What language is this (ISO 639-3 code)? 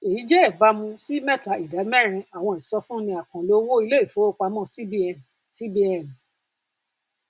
yor